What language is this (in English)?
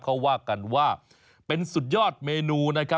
Thai